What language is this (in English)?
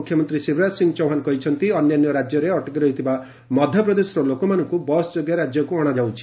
Odia